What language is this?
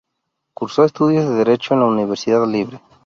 Spanish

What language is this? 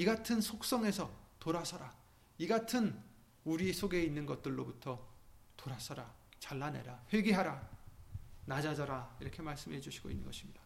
Korean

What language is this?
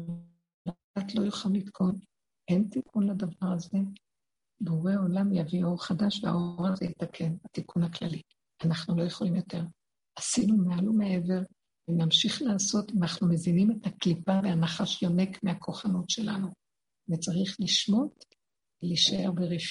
Hebrew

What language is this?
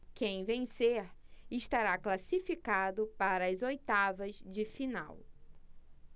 Portuguese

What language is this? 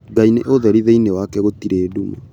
Kikuyu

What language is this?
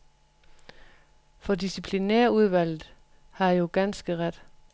Danish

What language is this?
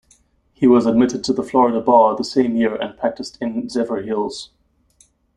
English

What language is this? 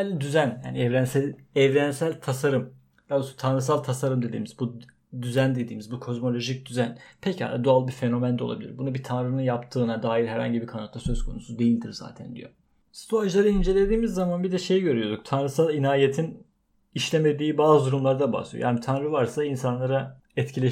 Turkish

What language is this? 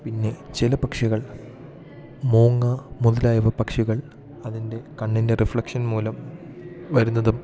Malayalam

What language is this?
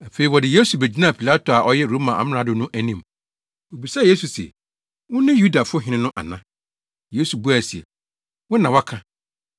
Akan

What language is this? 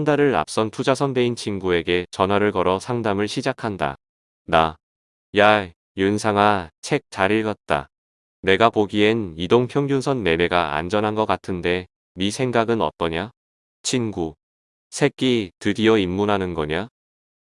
Korean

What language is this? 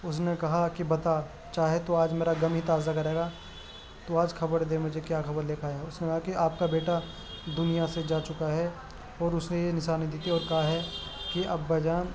Urdu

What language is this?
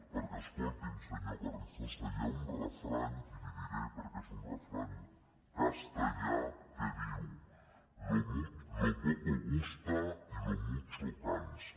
Catalan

